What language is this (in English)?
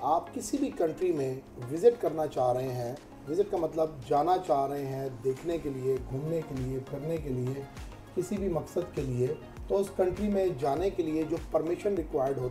Hindi